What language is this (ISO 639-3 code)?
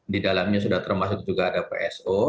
ind